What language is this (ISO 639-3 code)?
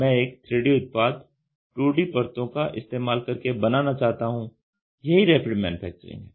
hin